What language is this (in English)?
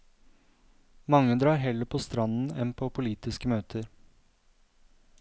Norwegian